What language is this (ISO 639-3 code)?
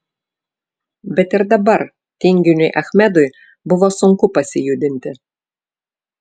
lit